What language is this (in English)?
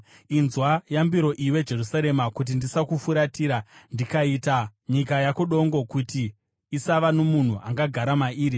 Shona